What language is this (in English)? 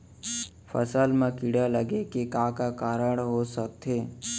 Chhattisgarhi